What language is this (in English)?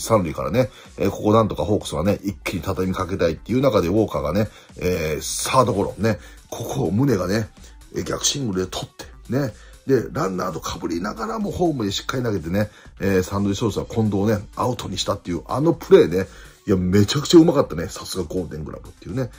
Japanese